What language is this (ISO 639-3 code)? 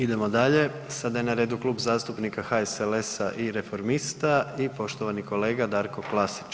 hrv